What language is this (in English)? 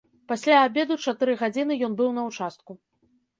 Belarusian